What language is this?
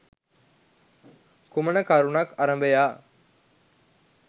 Sinhala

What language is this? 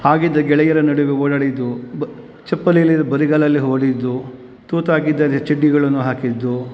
Kannada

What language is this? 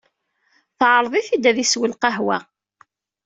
Kabyle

